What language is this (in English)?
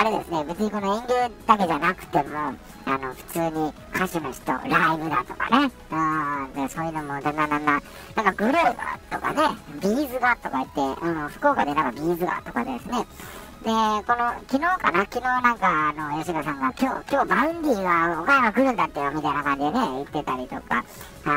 Japanese